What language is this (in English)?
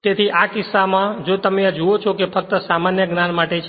Gujarati